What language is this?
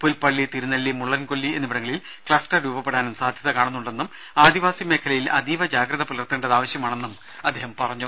Malayalam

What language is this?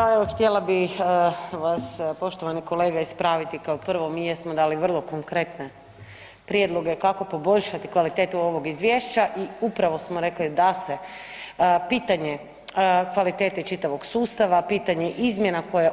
Croatian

